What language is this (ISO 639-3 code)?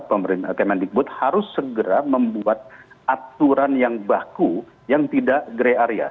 ind